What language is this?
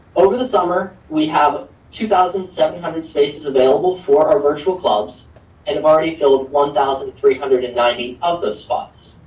English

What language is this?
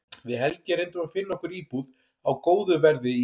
Icelandic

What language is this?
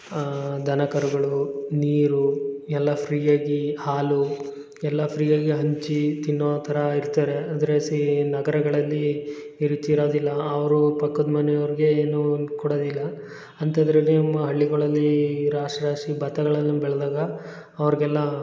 Kannada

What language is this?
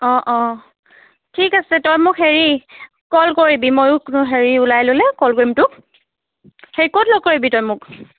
Assamese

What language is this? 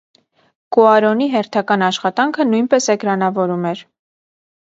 Armenian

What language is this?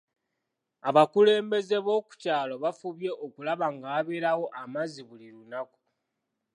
Ganda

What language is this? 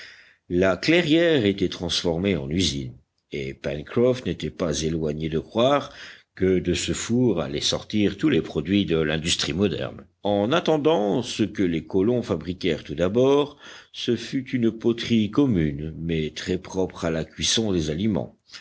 French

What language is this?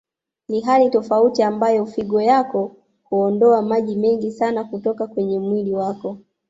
Swahili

